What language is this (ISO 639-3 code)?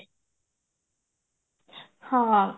ori